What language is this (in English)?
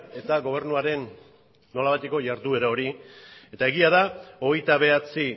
Basque